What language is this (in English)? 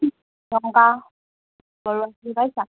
Assamese